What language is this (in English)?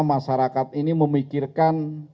Indonesian